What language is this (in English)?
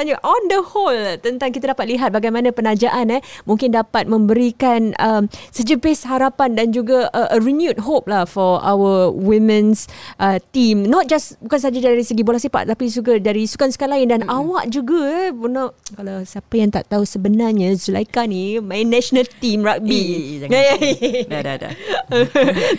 Malay